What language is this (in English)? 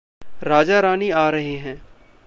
Hindi